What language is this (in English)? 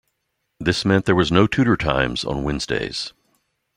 English